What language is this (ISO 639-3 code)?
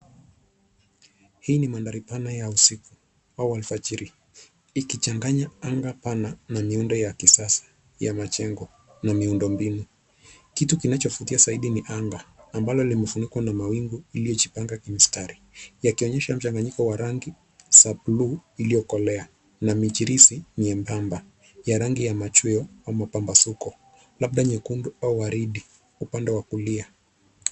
swa